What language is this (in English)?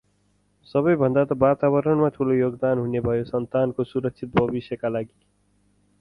Nepali